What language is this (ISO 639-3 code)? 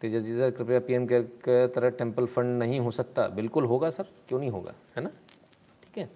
hin